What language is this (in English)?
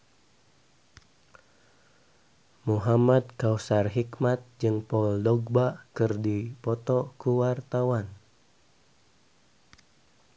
Sundanese